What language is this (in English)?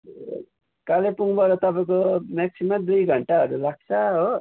Nepali